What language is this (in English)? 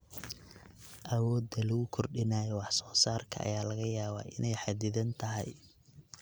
Somali